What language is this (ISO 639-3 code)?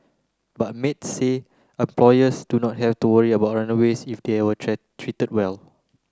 eng